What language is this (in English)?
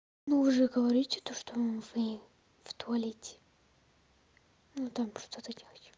Russian